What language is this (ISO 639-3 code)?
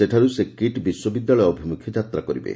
ori